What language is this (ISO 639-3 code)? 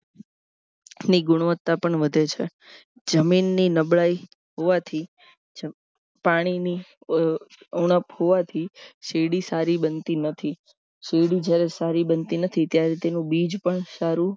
guj